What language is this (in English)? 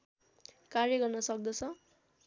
Nepali